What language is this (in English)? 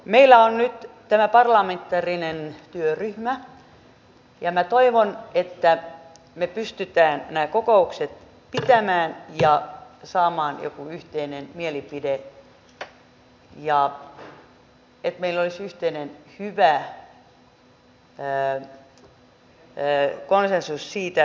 Finnish